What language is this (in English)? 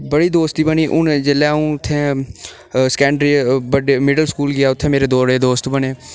Dogri